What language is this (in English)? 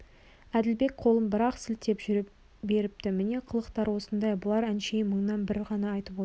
Kazakh